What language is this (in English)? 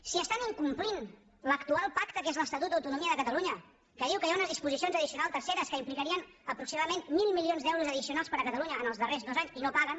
Catalan